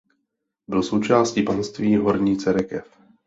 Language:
Czech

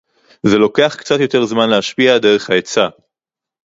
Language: Hebrew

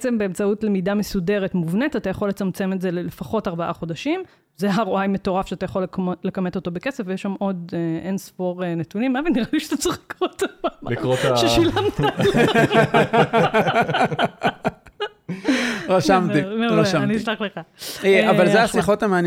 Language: Hebrew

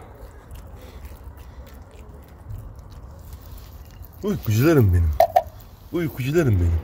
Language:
Turkish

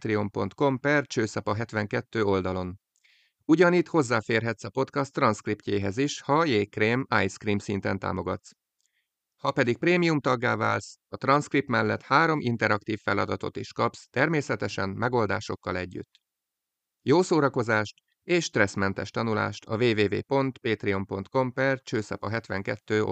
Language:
Hungarian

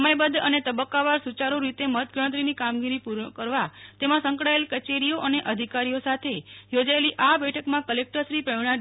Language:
Gujarati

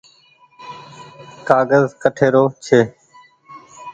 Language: Goaria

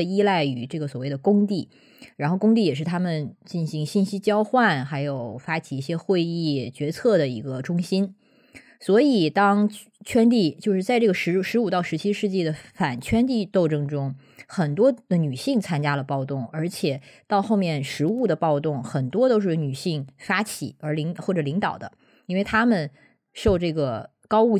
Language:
Chinese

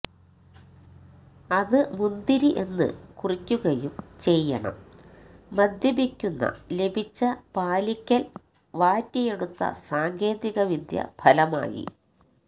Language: Malayalam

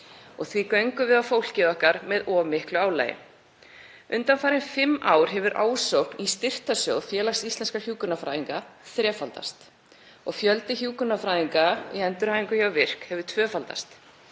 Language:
Icelandic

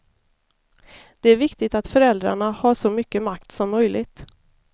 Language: Swedish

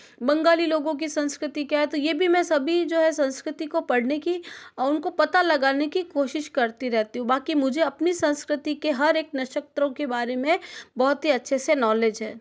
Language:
Hindi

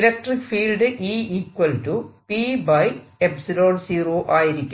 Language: Malayalam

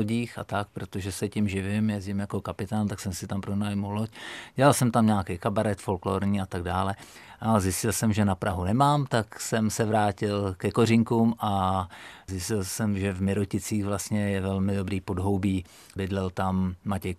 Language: Czech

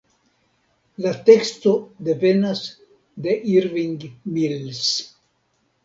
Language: Esperanto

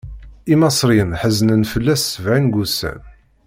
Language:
Kabyle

